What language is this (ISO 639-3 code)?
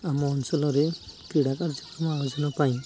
ori